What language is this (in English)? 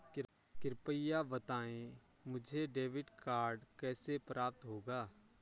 Hindi